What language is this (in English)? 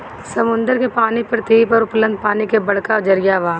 Bhojpuri